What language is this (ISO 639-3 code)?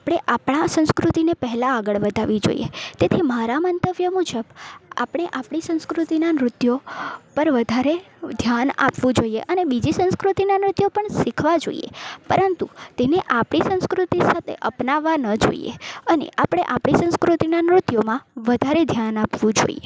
guj